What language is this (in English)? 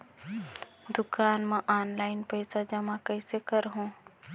Chhattisgarhi